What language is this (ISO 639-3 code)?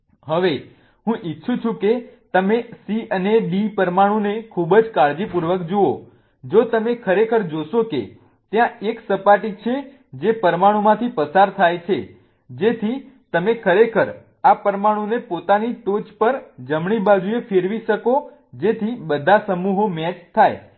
guj